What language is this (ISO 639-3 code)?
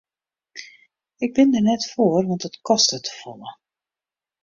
fry